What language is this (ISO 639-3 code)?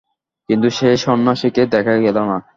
ben